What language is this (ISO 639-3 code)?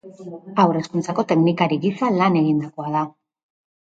eus